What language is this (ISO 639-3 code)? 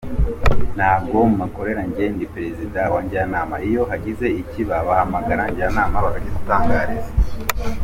kin